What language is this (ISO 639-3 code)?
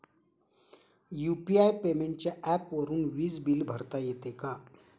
mar